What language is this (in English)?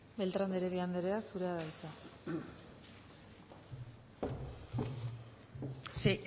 Basque